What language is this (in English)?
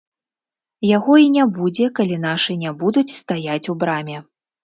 Belarusian